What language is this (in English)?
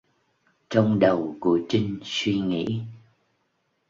Vietnamese